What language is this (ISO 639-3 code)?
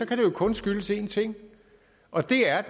dan